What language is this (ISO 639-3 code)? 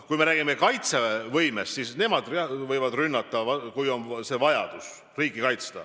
est